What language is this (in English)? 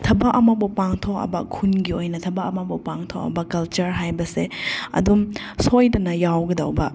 Manipuri